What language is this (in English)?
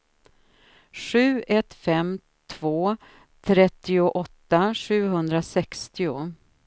Swedish